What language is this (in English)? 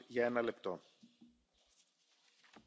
German